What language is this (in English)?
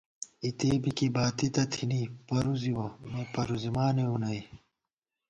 Gawar-Bati